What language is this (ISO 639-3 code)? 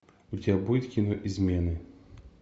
rus